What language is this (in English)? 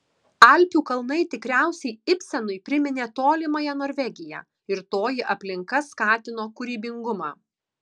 Lithuanian